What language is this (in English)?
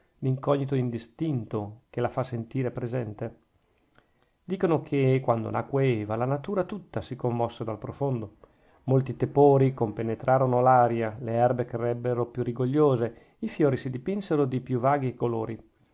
Italian